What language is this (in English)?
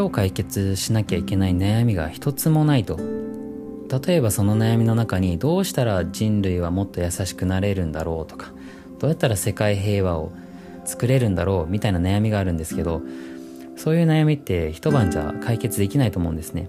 Japanese